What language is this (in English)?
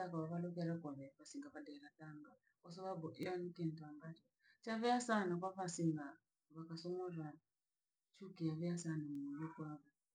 Langi